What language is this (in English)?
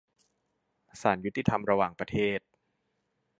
Thai